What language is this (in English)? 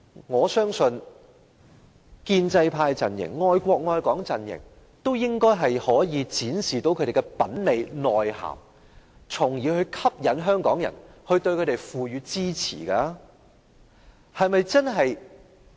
Cantonese